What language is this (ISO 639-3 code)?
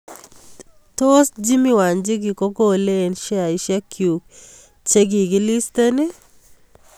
kln